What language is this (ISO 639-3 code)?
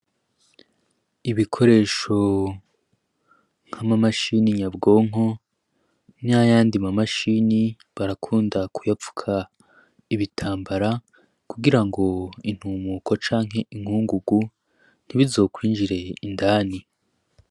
run